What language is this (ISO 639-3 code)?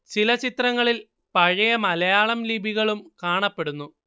mal